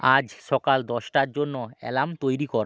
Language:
Bangla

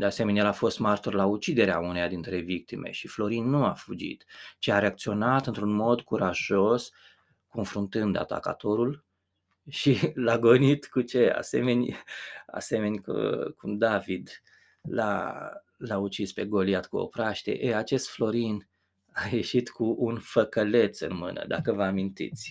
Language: Romanian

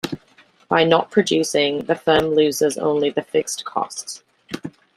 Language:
English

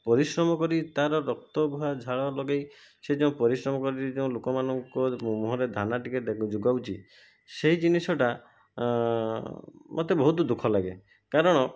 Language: Odia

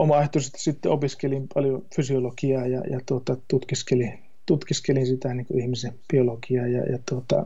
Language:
Finnish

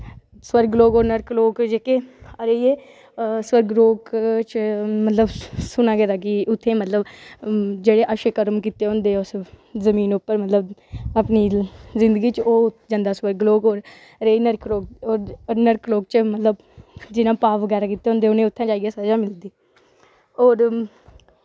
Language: Dogri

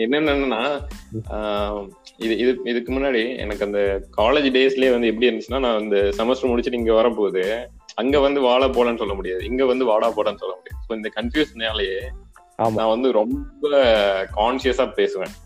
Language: Tamil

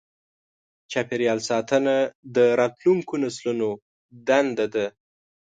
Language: Pashto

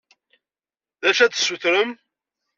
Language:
Kabyle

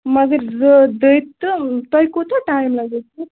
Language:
Kashmiri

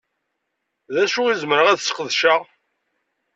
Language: Kabyle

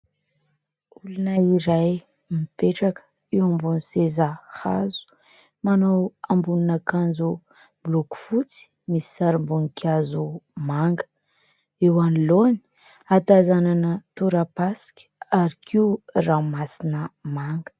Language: Malagasy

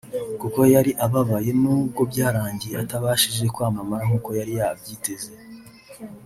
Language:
Kinyarwanda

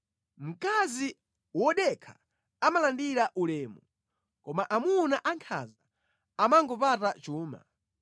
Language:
Nyanja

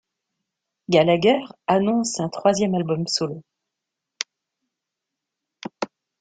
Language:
French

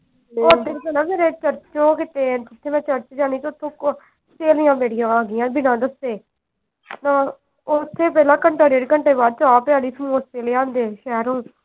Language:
Punjabi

